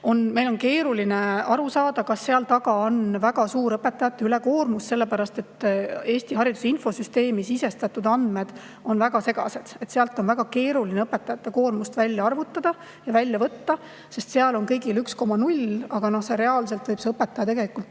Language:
Estonian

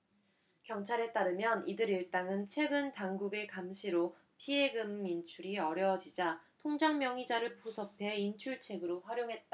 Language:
Korean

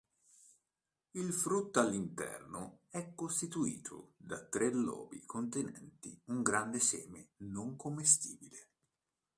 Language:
Italian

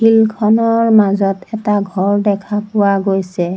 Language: Assamese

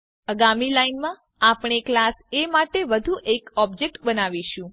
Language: Gujarati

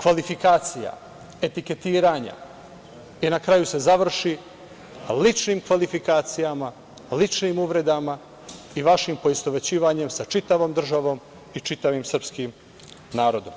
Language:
Serbian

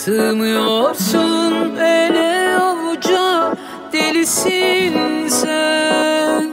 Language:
Turkish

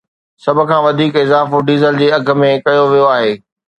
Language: Sindhi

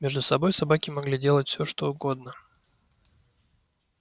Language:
Russian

